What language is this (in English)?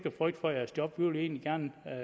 Danish